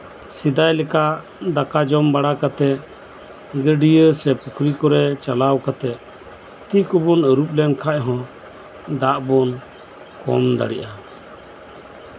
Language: Santali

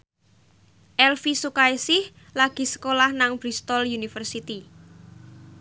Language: Javanese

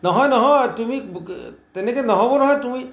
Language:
Assamese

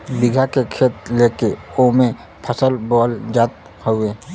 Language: Bhojpuri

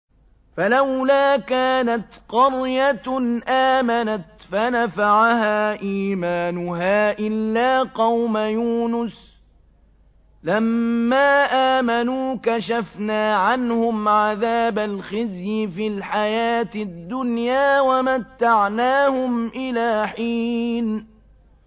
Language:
Arabic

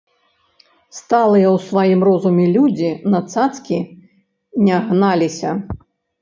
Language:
Belarusian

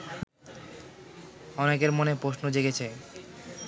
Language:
Bangla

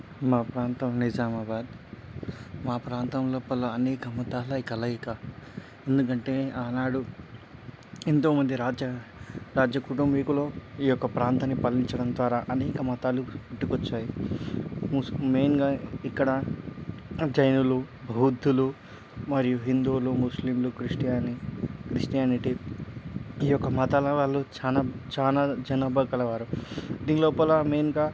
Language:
Telugu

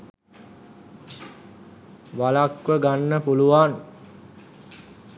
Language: Sinhala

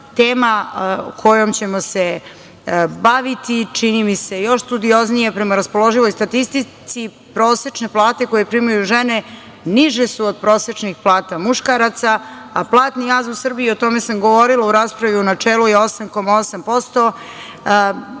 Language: Serbian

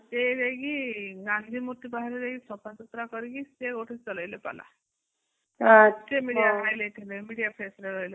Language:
Odia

